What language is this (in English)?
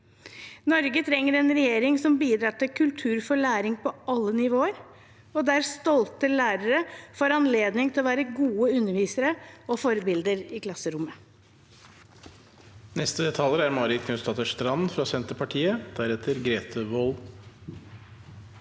Norwegian